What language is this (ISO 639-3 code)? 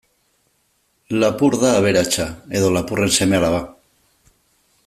eus